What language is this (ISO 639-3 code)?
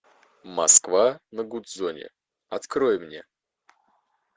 rus